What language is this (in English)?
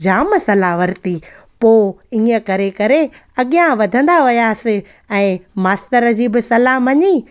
Sindhi